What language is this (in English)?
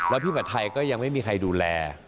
Thai